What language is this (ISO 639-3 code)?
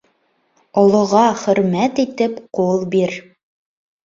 bak